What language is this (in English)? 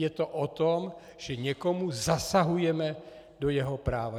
Czech